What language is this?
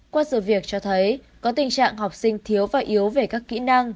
Vietnamese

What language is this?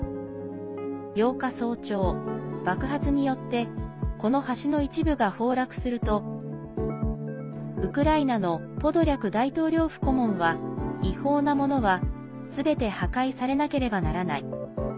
Japanese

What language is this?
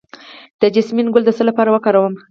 Pashto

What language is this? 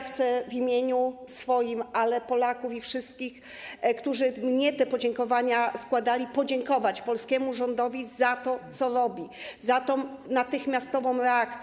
Polish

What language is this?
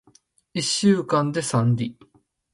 Japanese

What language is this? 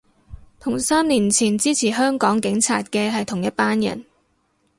Cantonese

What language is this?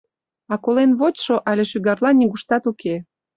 Mari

